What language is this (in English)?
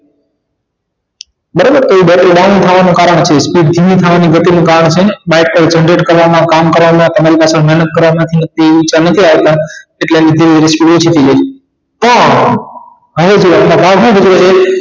Gujarati